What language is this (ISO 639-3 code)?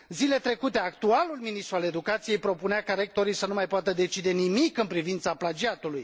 ron